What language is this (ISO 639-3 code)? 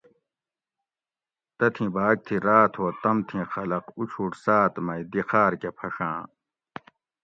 gwc